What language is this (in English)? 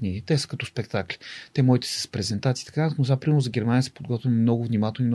Bulgarian